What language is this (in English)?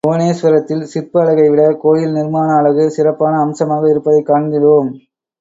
Tamil